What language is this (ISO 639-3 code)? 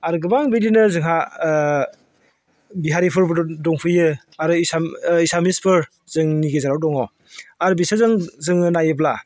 brx